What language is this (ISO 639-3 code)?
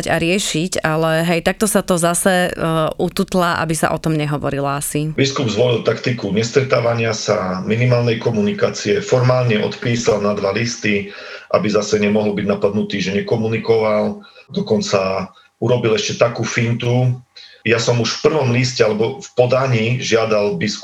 slk